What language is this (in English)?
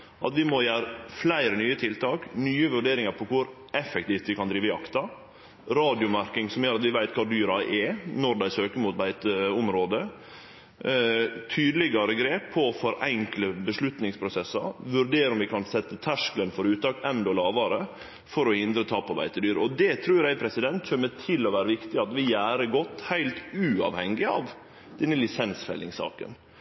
Norwegian Nynorsk